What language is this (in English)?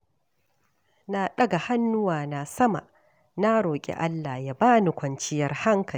Hausa